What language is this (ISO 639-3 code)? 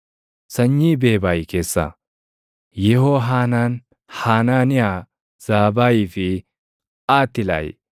orm